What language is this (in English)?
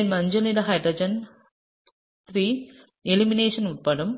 Tamil